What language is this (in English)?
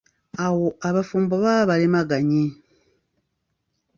Ganda